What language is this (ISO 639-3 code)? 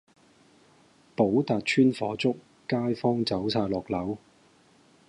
yue